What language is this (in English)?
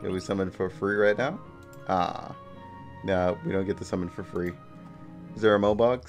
English